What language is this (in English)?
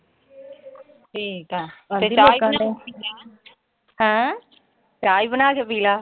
Punjabi